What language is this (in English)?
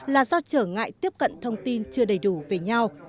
Vietnamese